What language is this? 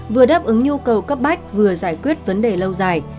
Vietnamese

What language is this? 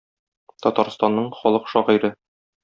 Tatar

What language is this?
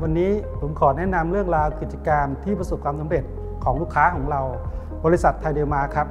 Thai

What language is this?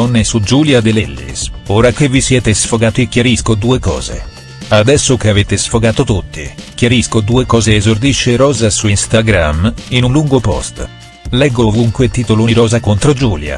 Italian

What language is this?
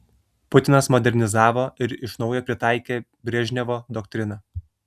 Lithuanian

